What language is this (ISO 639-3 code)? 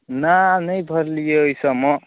mai